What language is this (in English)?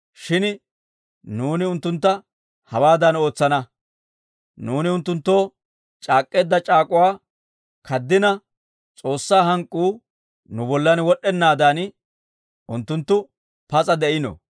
Dawro